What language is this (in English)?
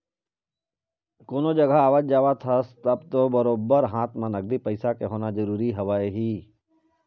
Chhattisgarhi